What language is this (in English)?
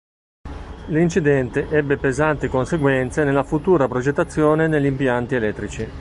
Italian